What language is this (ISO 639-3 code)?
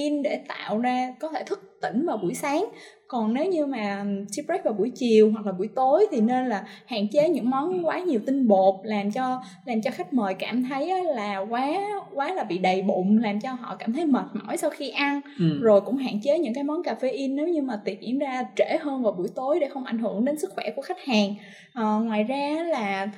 vie